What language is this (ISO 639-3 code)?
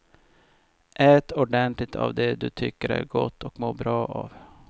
swe